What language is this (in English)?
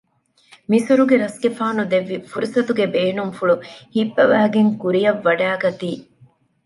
Divehi